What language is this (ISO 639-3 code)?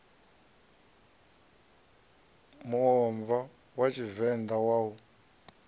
ven